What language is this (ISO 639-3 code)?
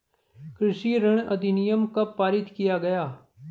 hin